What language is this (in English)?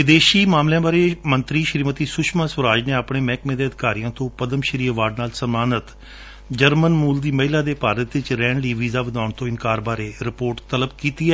Punjabi